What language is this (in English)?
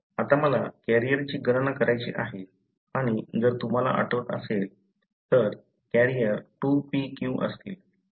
Marathi